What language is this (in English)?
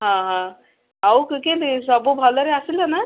Odia